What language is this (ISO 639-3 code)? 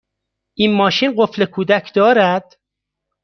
fas